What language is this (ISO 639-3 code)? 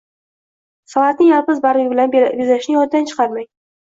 uzb